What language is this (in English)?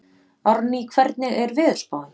Icelandic